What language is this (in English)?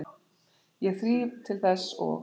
Icelandic